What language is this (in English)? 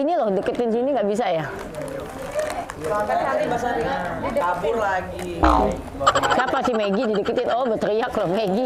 Indonesian